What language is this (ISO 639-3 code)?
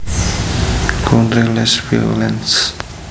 jav